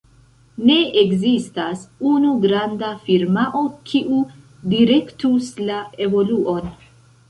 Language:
Esperanto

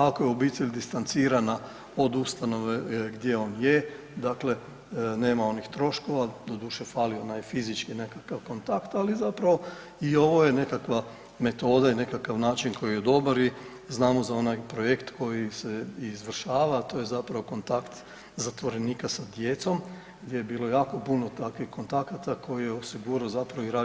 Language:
Croatian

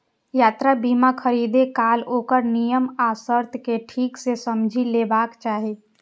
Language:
Maithili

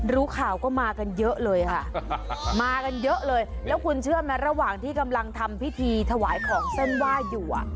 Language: Thai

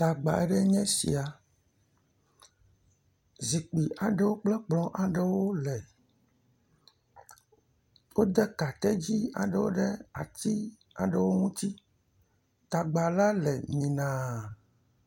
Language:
Ewe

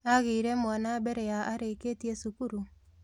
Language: Kikuyu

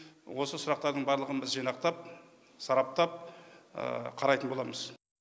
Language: Kazakh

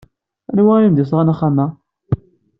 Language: Kabyle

